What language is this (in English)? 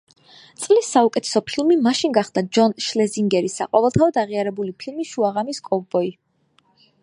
Georgian